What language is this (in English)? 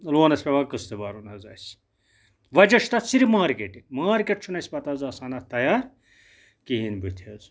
Kashmiri